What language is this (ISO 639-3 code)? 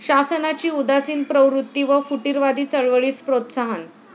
mar